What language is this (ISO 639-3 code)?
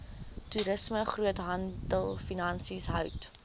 afr